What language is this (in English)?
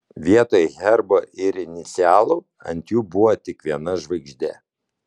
Lithuanian